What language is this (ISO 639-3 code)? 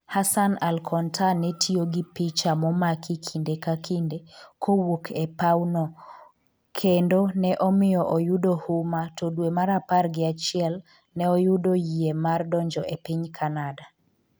luo